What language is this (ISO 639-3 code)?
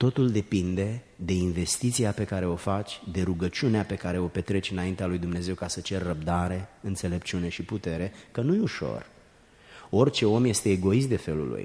ron